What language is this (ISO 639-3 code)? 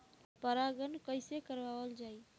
bho